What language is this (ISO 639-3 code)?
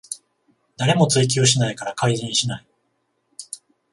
jpn